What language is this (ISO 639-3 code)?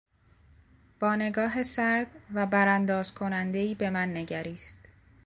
fas